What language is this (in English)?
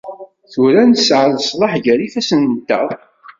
Kabyle